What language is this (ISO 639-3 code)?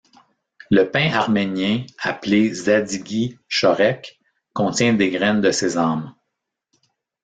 fra